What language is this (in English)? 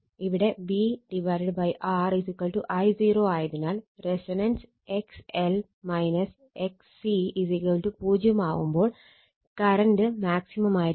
Malayalam